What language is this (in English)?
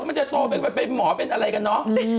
Thai